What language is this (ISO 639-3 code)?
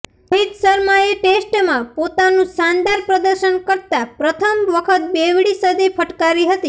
guj